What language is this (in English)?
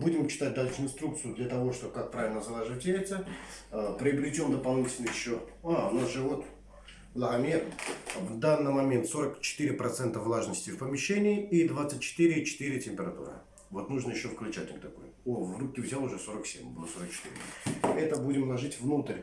Russian